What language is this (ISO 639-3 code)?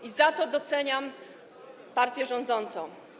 pol